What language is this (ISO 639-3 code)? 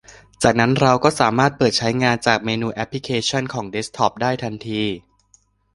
tha